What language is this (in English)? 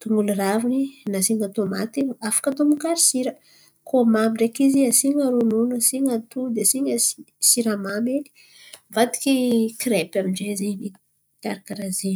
Antankarana Malagasy